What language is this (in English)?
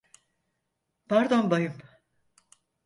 Turkish